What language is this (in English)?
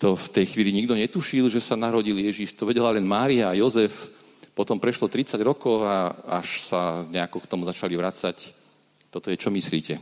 Slovak